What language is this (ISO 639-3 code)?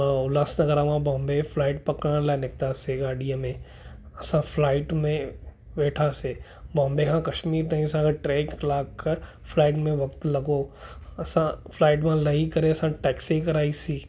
snd